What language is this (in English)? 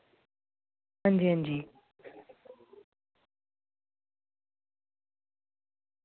Dogri